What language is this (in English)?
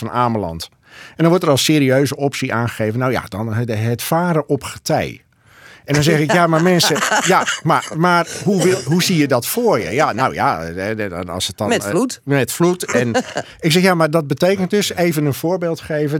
Dutch